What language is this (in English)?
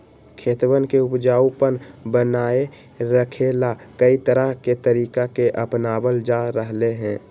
Magahi